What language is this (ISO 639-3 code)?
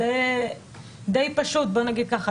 heb